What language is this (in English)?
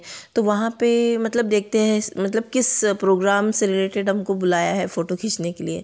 Hindi